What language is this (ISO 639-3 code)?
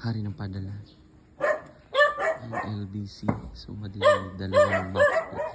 ind